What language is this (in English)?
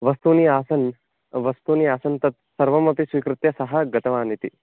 Sanskrit